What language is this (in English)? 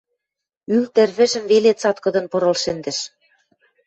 Western Mari